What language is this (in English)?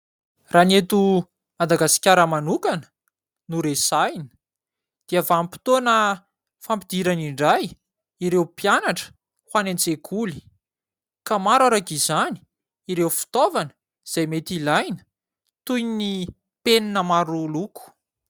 Malagasy